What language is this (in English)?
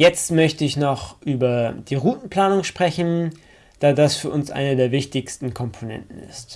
German